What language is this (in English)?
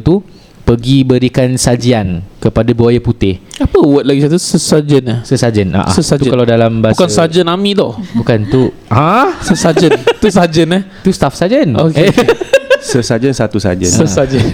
Malay